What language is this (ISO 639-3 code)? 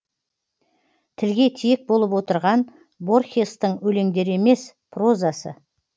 kaz